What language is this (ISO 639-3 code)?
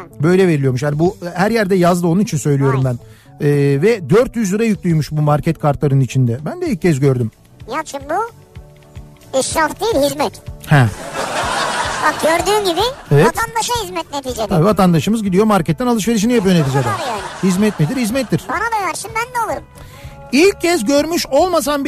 tur